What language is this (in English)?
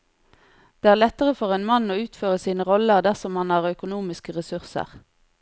Norwegian